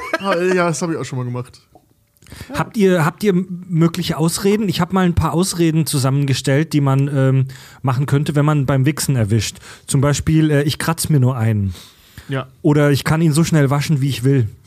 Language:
German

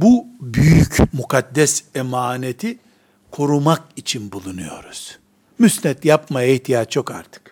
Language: Turkish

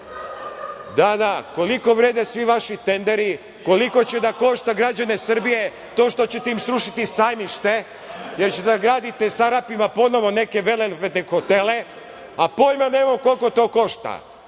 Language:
Serbian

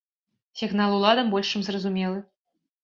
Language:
Belarusian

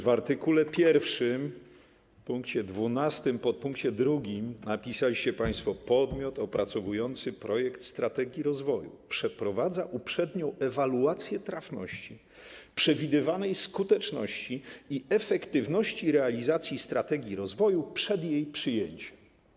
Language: Polish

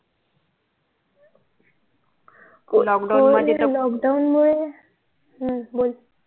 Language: Marathi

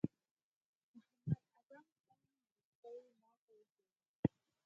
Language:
Pashto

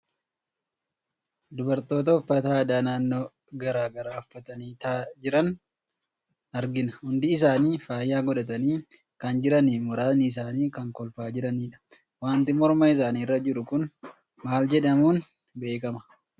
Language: Oromo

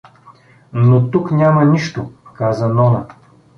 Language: Bulgarian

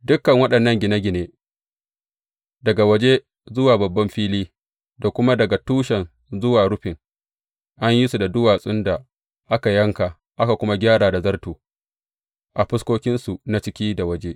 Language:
Hausa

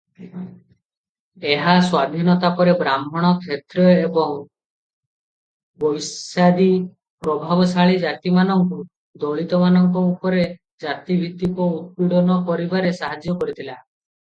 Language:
Odia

